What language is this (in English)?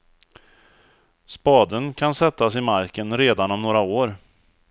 Swedish